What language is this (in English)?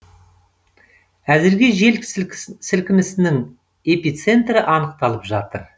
Kazakh